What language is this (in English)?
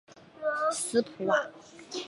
Chinese